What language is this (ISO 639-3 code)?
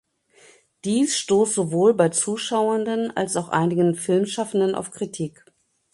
deu